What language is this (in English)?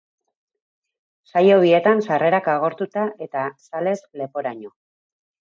Basque